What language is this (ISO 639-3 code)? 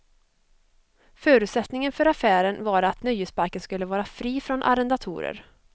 swe